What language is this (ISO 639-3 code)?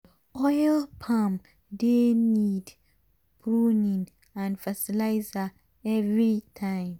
pcm